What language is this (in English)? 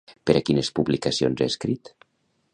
Catalan